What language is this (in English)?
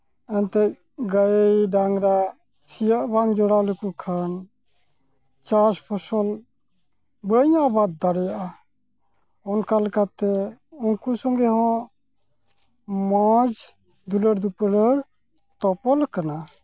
Santali